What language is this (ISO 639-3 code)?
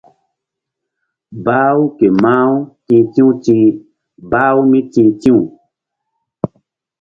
mdd